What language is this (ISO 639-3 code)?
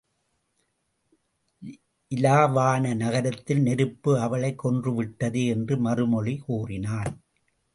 tam